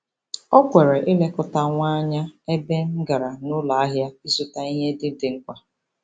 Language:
Igbo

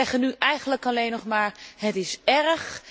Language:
Dutch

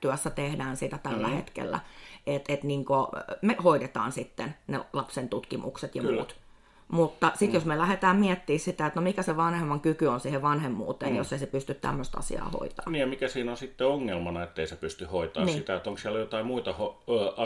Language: Finnish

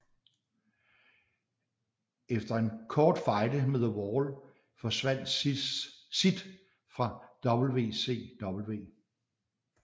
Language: Danish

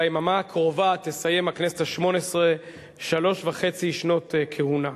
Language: Hebrew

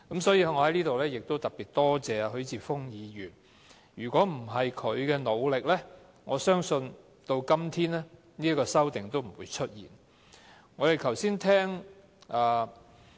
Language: Cantonese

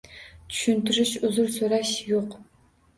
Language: Uzbek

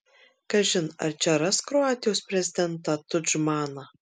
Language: Lithuanian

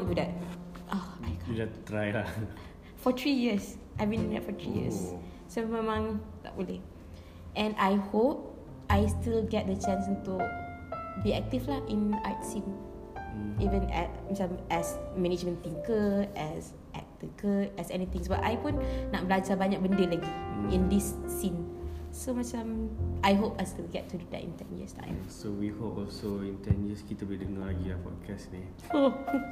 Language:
Malay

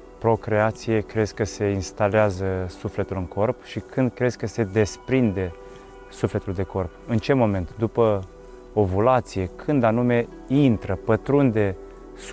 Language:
Romanian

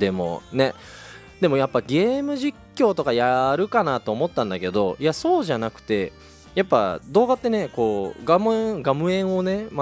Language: Japanese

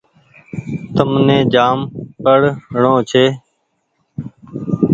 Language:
Goaria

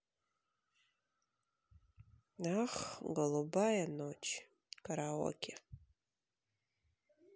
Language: Russian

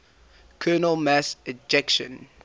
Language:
English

